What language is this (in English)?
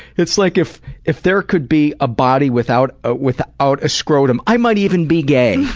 English